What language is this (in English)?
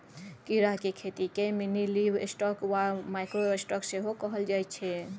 Maithili